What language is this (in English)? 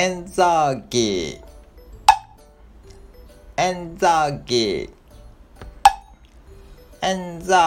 Japanese